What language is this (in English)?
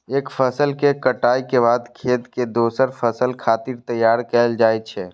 Maithili